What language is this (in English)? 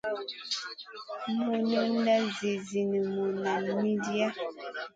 Masana